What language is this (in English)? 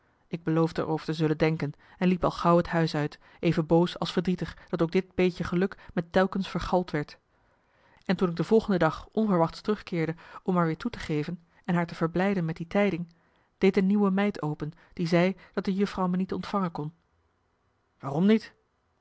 Dutch